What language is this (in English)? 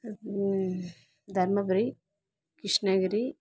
Tamil